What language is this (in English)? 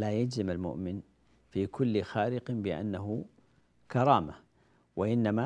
Arabic